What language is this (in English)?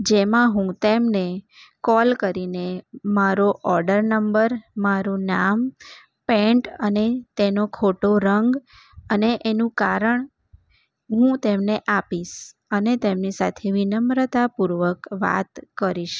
Gujarati